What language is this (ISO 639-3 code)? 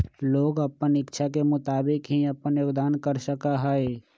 mag